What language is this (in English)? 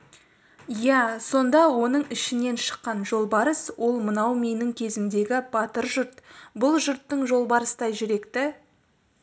Kazakh